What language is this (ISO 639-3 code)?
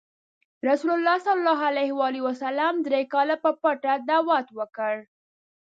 pus